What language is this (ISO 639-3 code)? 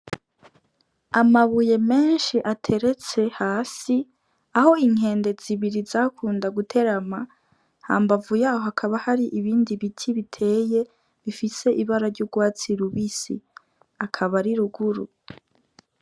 run